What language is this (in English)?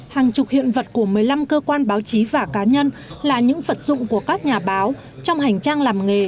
Vietnamese